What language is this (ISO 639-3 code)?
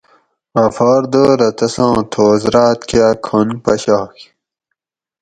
gwc